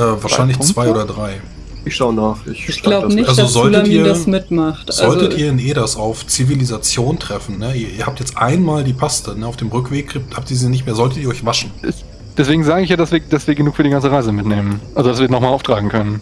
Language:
German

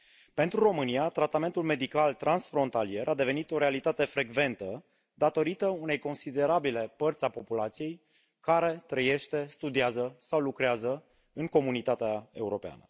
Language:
Romanian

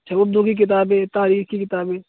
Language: Urdu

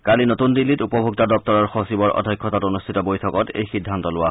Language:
Assamese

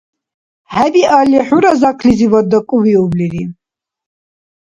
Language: Dargwa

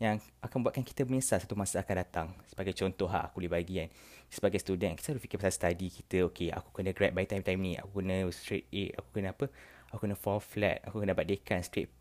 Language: Malay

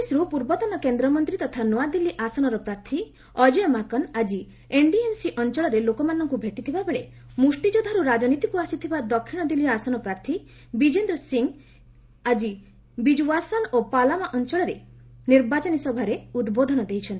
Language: Odia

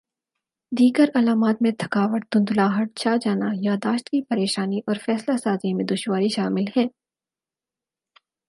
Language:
Urdu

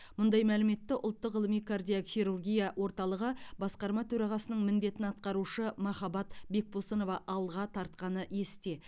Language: Kazakh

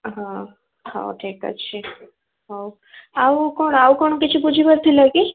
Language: Odia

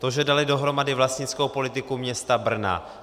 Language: Czech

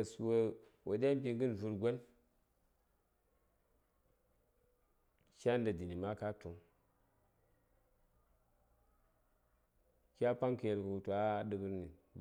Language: Saya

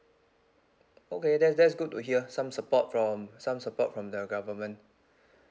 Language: English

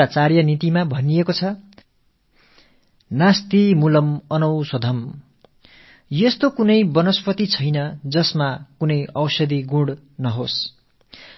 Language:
Tamil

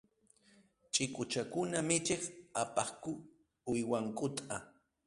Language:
Arequipa-La Unión Quechua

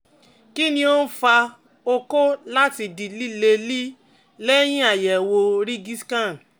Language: Yoruba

